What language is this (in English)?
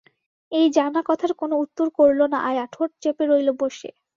Bangla